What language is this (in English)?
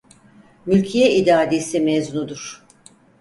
Turkish